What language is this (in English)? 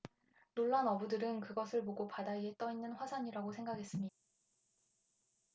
Korean